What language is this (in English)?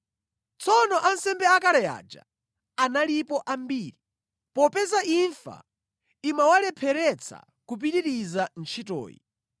Nyanja